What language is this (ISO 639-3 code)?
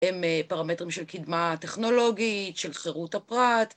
heb